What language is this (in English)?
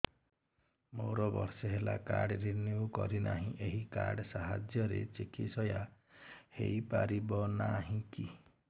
Odia